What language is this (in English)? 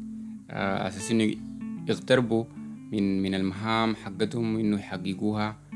Arabic